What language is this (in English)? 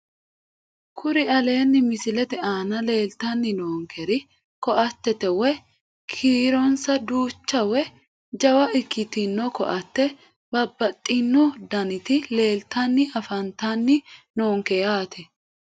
Sidamo